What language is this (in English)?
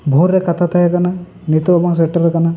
Santali